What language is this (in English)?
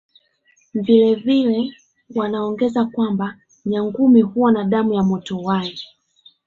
Swahili